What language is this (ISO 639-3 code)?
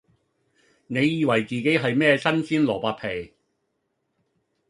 yue